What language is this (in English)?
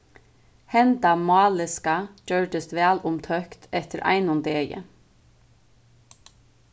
Faroese